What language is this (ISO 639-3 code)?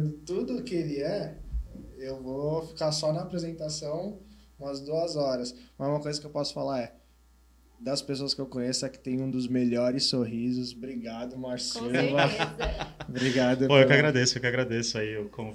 por